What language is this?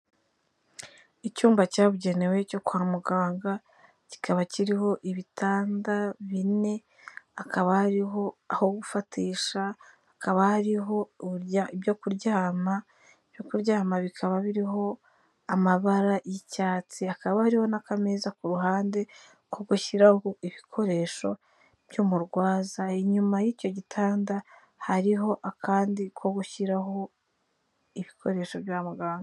Kinyarwanda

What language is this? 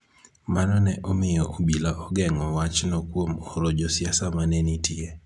Luo (Kenya and Tanzania)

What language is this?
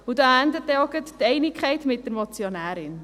Swiss German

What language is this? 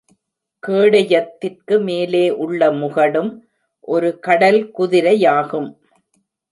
Tamil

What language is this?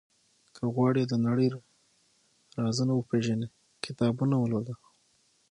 Pashto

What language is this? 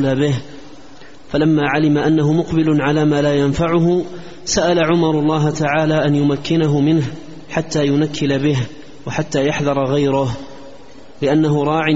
Arabic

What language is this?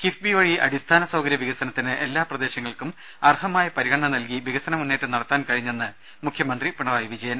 Malayalam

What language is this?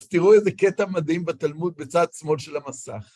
Hebrew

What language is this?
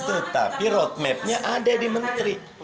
Indonesian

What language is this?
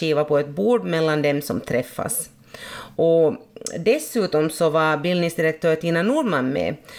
Swedish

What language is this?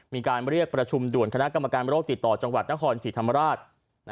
Thai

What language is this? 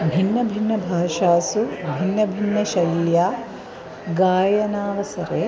Sanskrit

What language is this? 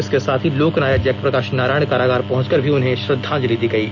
Hindi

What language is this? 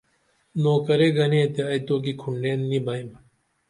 Dameli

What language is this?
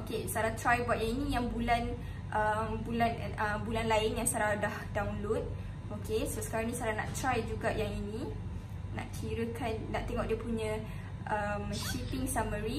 Malay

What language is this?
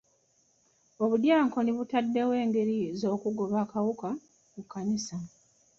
Ganda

